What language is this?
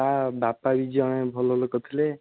Odia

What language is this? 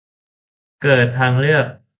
Thai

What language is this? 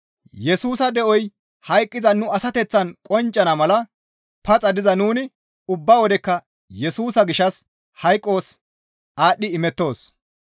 Gamo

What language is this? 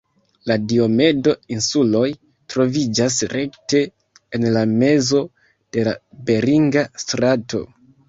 Esperanto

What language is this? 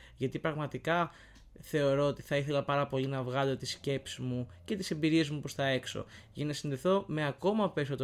Greek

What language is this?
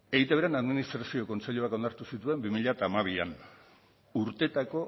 Basque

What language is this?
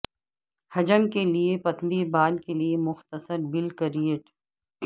Urdu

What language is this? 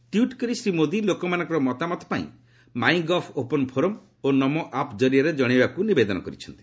Odia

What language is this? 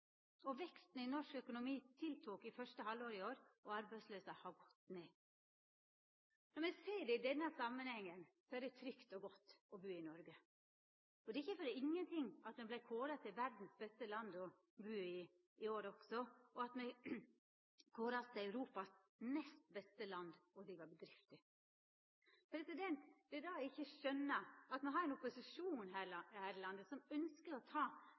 Norwegian Nynorsk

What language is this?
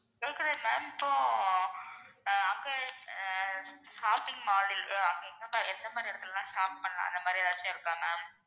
Tamil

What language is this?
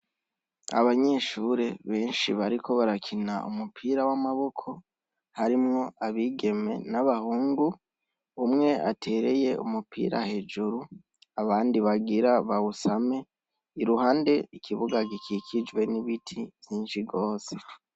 Rundi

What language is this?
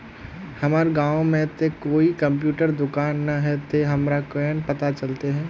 Magahi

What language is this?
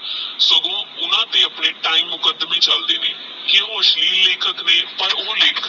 Punjabi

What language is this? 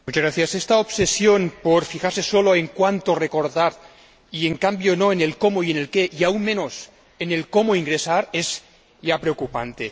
Spanish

